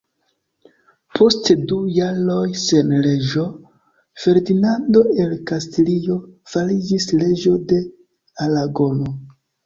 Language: Esperanto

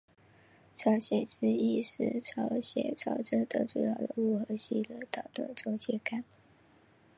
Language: Chinese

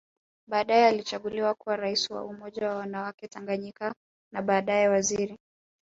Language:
Swahili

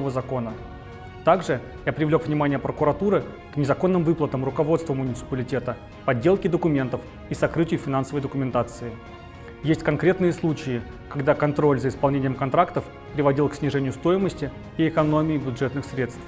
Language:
Russian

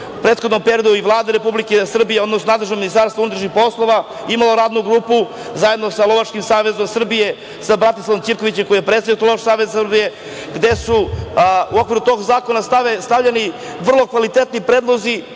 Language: Serbian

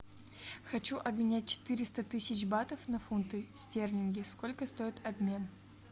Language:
Russian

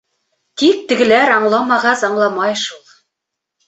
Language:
Bashkir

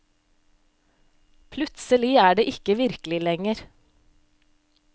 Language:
Norwegian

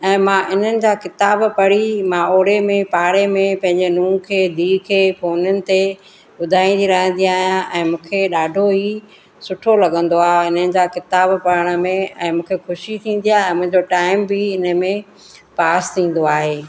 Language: Sindhi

